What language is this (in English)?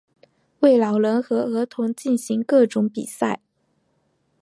Chinese